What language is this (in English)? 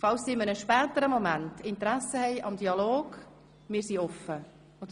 Swiss German